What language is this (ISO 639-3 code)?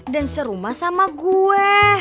ind